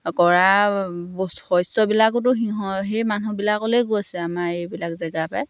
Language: Assamese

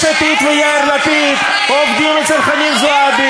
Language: Hebrew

